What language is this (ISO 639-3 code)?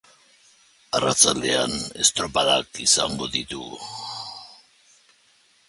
eus